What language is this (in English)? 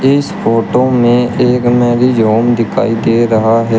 Hindi